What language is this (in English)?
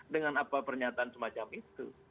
Indonesian